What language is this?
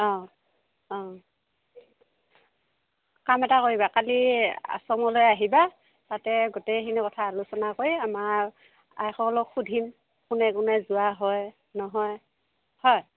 Assamese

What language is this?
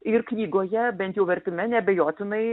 Lithuanian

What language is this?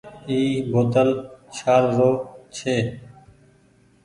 Goaria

